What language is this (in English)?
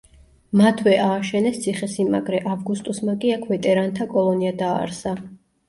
Georgian